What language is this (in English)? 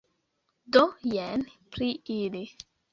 Esperanto